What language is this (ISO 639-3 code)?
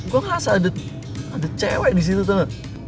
ind